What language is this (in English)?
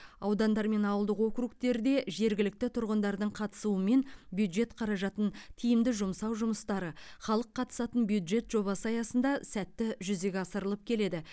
Kazakh